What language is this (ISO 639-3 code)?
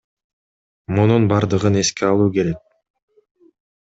kir